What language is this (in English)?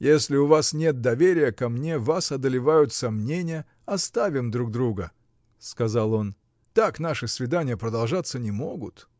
Russian